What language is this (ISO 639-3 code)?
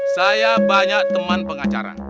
ind